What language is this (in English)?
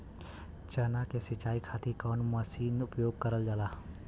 Bhojpuri